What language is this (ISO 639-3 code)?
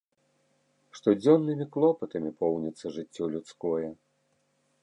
bel